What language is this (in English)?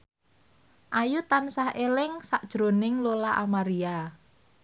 Javanese